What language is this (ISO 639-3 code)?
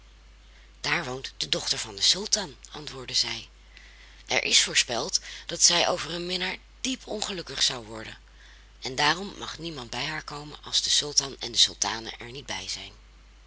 nld